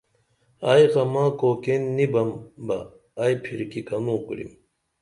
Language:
Dameli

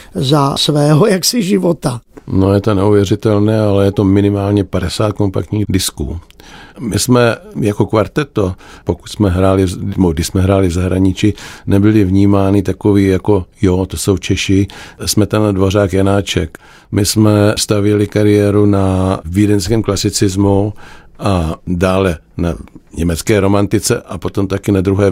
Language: Czech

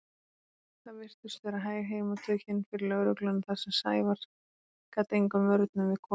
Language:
Icelandic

